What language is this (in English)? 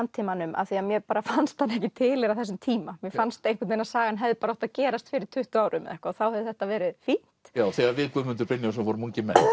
Icelandic